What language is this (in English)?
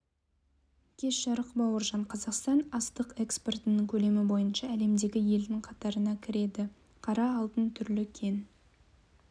Kazakh